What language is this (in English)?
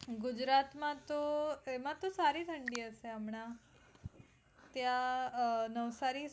Gujarati